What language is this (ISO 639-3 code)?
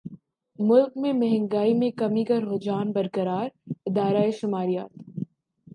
urd